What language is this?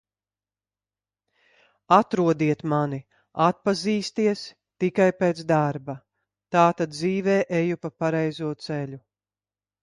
Latvian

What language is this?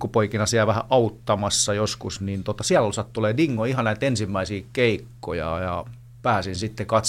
Finnish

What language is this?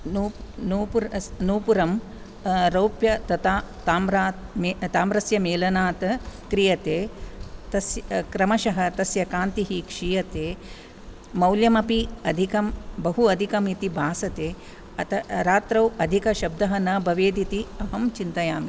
Sanskrit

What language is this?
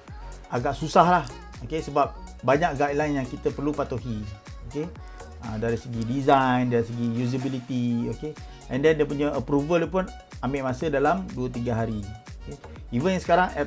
Malay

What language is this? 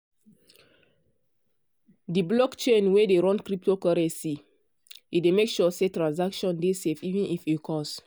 Nigerian Pidgin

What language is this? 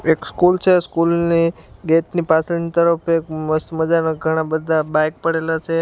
Gujarati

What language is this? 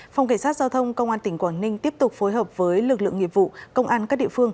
Vietnamese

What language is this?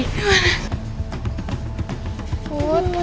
Indonesian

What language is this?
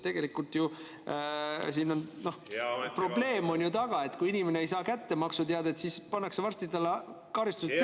Estonian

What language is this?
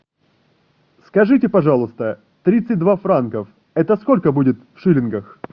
Russian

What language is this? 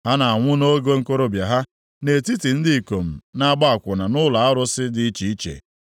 Igbo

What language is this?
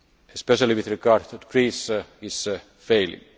English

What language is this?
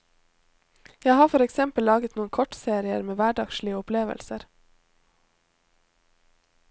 Norwegian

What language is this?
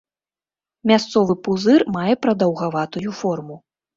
Belarusian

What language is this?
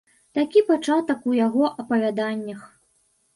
Belarusian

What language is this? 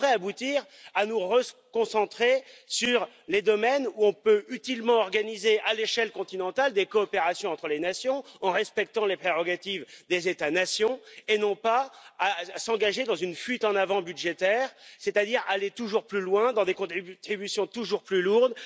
French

